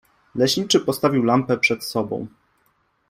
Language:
Polish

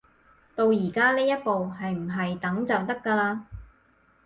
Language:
Cantonese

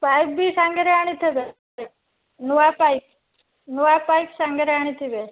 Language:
Odia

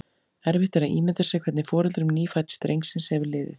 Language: Icelandic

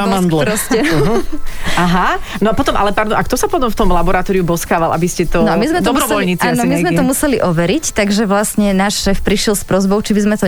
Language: Slovak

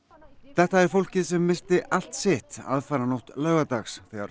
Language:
Icelandic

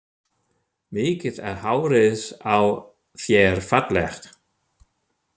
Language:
Icelandic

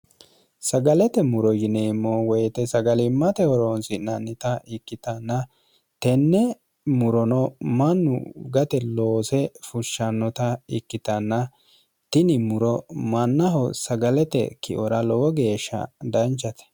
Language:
Sidamo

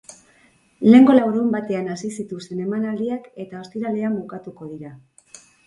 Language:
Basque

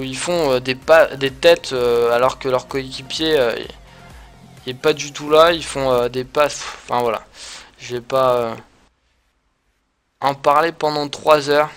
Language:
French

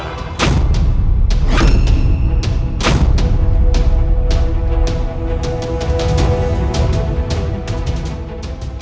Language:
Indonesian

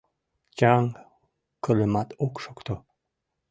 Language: Mari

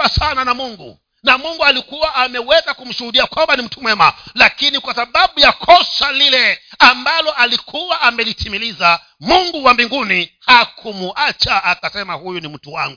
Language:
Swahili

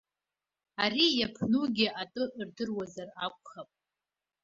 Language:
Abkhazian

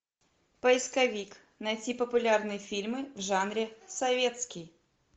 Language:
Russian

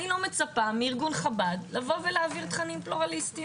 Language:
Hebrew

